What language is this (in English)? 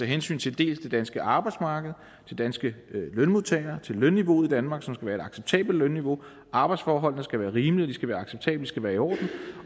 Danish